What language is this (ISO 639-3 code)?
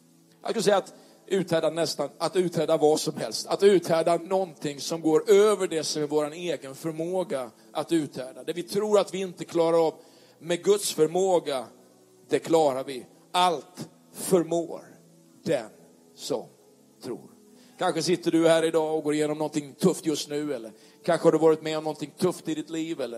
swe